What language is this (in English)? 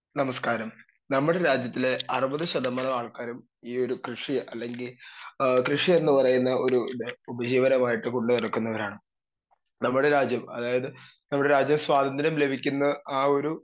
Malayalam